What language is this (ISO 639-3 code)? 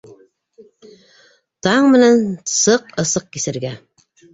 bak